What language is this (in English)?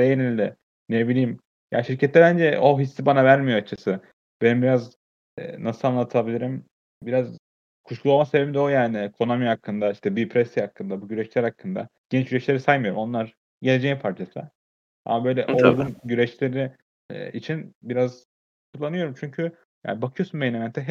Turkish